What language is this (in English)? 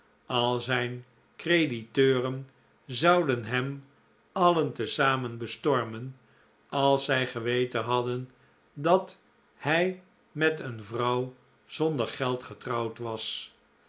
Dutch